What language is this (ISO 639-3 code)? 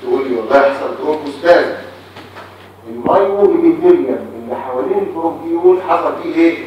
ara